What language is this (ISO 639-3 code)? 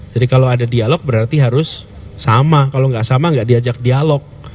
ind